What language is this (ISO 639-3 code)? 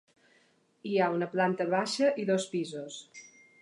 cat